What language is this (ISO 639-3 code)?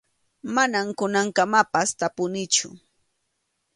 qxu